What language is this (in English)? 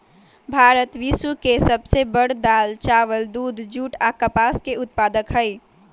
Magahi